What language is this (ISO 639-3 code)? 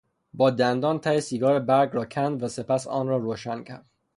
fas